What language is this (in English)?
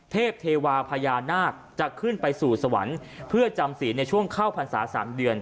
Thai